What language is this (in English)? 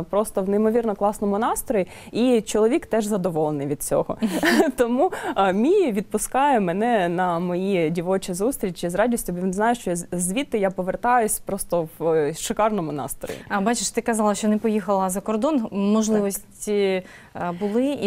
Ukrainian